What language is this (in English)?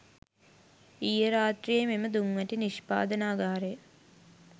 Sinhala